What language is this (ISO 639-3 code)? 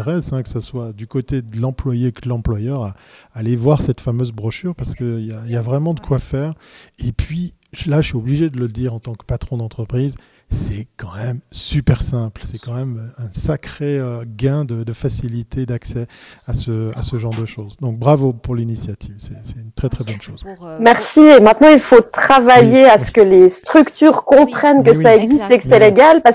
fra